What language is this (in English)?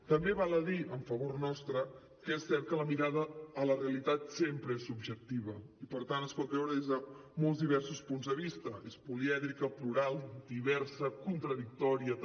Catalan